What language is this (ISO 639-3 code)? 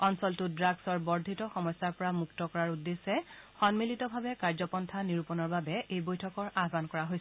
asm